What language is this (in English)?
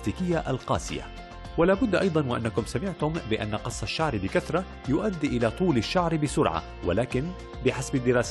Arabic